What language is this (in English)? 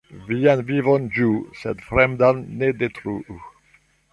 Esperanto